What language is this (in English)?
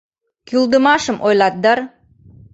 Mari